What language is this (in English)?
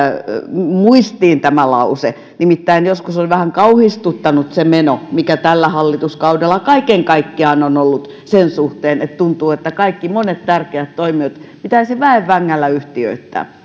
Finnish